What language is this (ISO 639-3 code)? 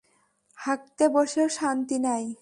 ben